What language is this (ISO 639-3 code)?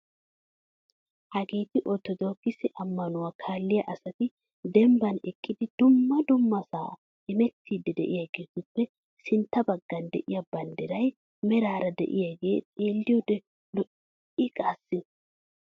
wal